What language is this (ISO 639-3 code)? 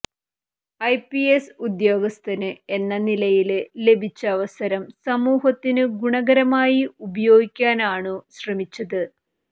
mal